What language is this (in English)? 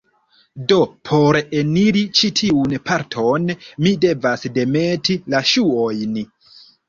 Esperanto